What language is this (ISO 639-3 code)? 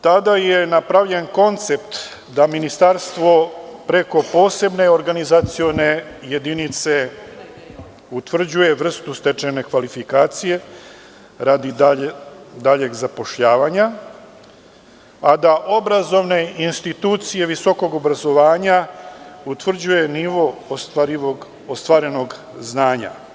srp